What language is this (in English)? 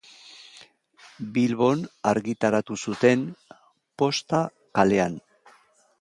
Basque